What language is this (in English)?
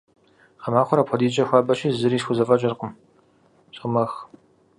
Kabardian